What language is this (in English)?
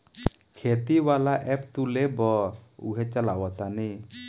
Bhojpuri